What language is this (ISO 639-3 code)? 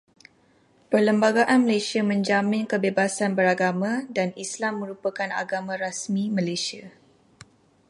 msa